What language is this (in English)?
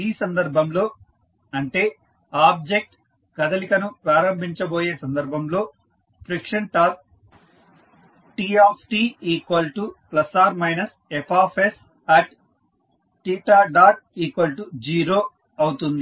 Telugu